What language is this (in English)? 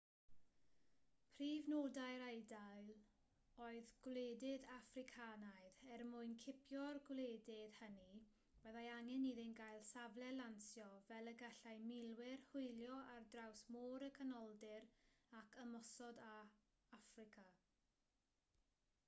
Welsh